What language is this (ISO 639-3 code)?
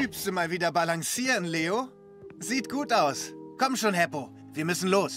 deu